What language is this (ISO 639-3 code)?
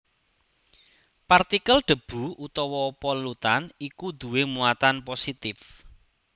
jav